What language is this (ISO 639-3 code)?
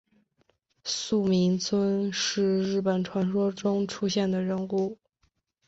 zho